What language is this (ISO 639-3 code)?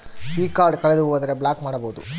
kan